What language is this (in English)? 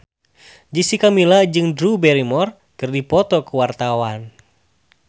Sundanese